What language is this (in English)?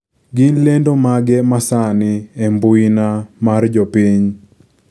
Luo (Kenya and Tanzania)